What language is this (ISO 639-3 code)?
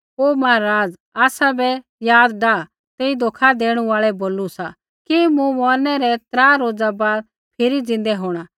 kfx